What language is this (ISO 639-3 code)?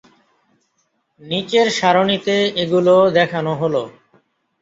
ben